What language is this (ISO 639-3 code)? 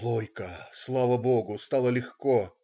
rus